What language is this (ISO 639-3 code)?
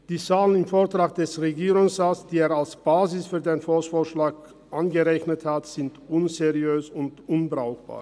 gsw